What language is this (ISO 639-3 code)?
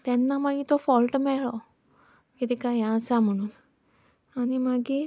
kok